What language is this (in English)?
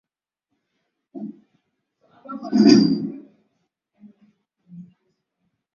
Swahili